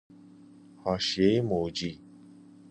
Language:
Persian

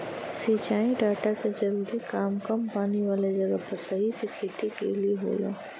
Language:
Bhojpuri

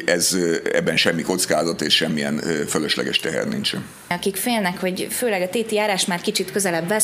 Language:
Hungarian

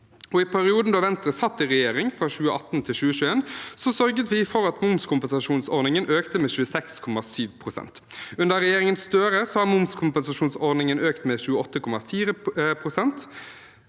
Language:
Norwegian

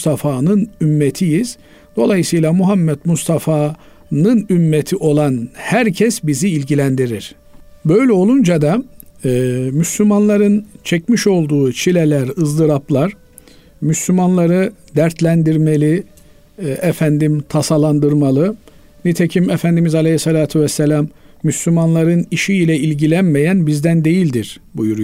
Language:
Turkish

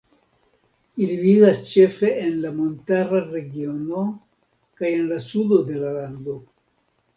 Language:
Esperanto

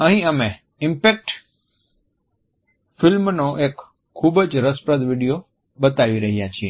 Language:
Gujarati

